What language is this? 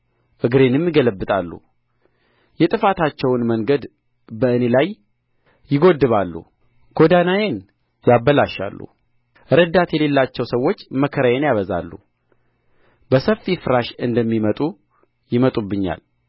Amharic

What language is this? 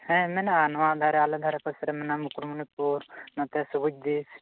Santali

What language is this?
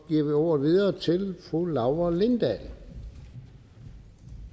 Danish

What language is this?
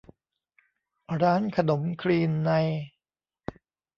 Thai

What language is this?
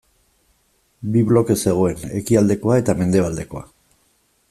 Basque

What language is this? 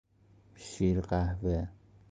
Persian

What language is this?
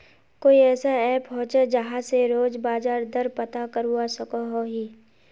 Magahi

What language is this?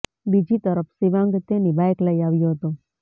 Gujarati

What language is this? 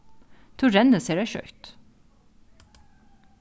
Faroese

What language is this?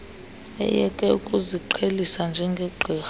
Xhosa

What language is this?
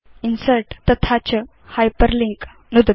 Sanskrit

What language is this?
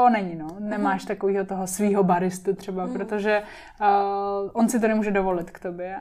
Czech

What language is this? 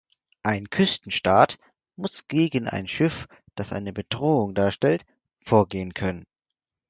German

